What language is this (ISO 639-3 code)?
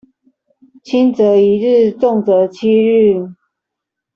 zho